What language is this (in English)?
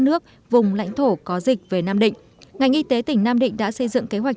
Vietnamese